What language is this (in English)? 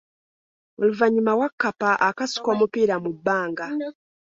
Ganda